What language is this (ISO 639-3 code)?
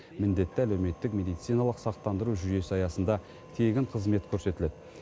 kaz